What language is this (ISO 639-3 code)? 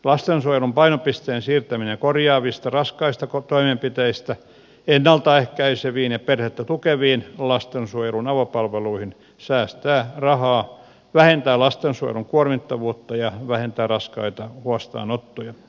fin